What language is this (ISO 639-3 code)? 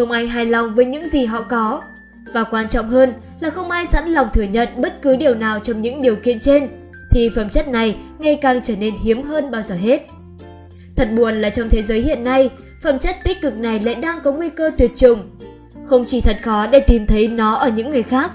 vie